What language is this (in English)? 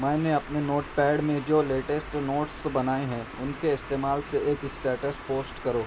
Urdu